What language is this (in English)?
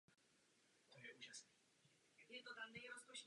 Czech